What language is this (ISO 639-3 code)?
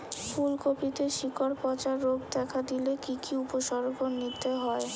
ben